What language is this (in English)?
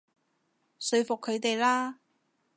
Cantonese